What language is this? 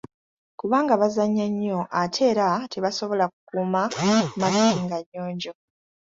Ganda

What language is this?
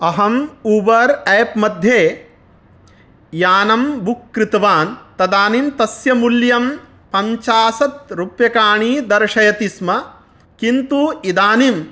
Sanskrit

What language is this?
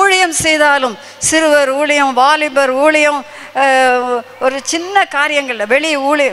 Romanian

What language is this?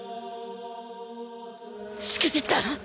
Japanese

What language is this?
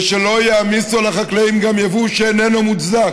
Hebrew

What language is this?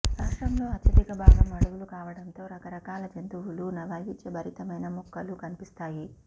Telugu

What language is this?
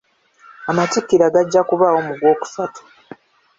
Ganda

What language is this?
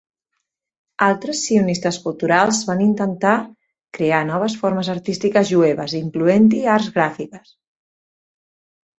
Catalan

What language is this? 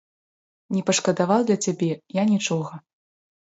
Belarusian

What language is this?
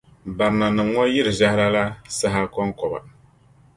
Dagbani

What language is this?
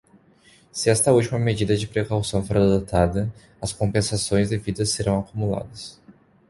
Portuguese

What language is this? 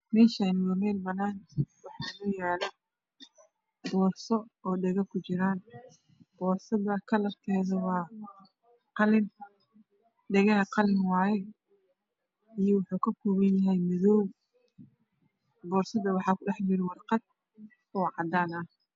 Somali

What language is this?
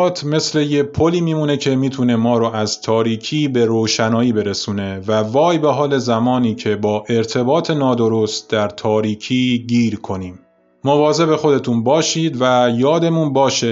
Persian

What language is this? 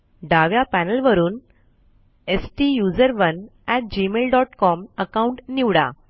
Marathi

